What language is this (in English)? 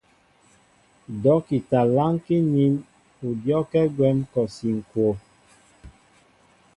Mbo (Cameroon)